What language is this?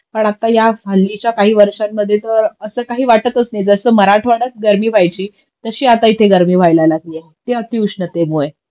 Marathi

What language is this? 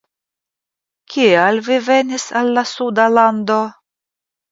Esperanto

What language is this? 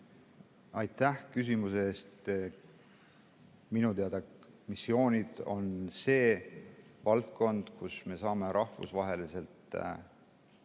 Estonian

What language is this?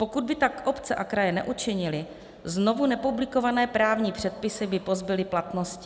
Czech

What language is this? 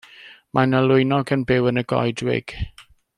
Welsh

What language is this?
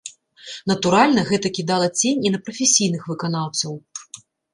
Belarusian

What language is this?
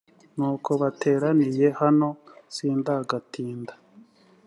Kinyarwanda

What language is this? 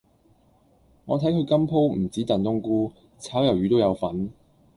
Cantonese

